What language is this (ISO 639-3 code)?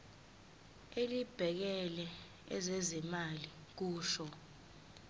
zul